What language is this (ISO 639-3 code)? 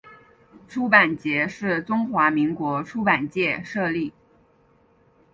zho